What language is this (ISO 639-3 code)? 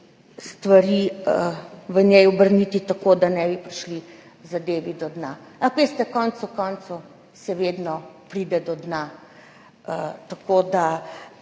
slv